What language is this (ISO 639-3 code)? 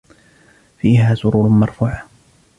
ara